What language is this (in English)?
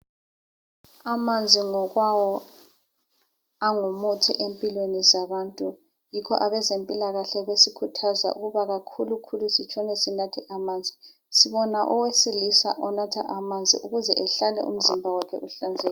North Ndebele